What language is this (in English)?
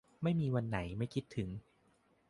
Thai